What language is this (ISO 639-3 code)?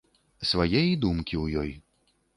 bel